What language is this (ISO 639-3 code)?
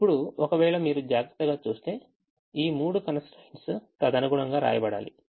tel